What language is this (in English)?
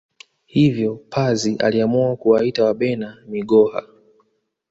Swahili